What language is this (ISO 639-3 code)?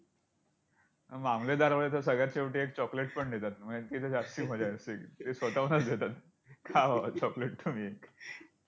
mar